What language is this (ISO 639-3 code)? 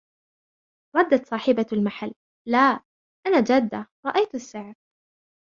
ara